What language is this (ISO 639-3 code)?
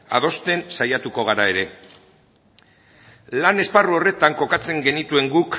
eus